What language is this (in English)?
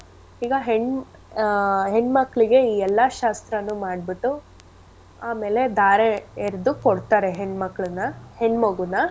Kannada